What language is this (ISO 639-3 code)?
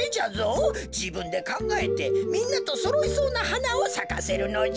jpn